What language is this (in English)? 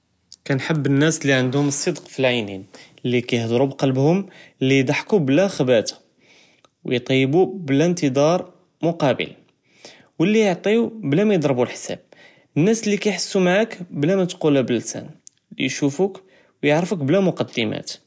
Judeo-Arabic